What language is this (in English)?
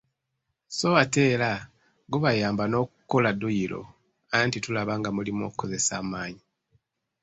Ganda